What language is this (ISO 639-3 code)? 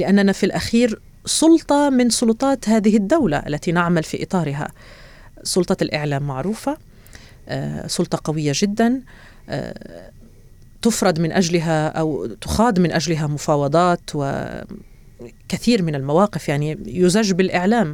ara